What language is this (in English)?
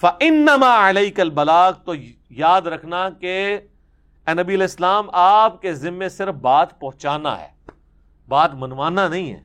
Urdu